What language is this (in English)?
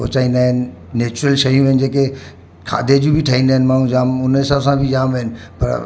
Sindhi